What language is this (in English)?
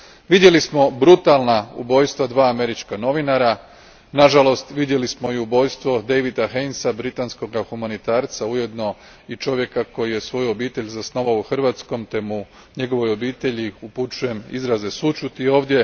Croatian